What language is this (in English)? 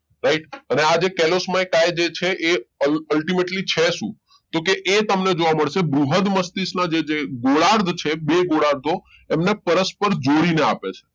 Gujarati